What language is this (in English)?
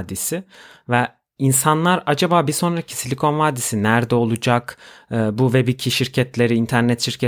Turkish